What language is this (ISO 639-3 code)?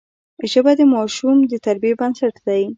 pus